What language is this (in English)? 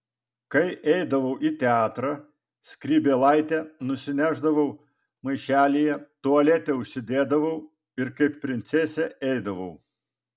Lithuanian